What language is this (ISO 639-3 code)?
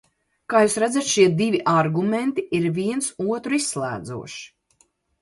lav